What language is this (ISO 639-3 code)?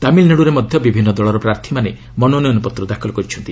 ori